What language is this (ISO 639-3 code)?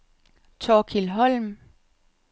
dan